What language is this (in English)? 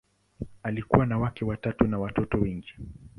Swahili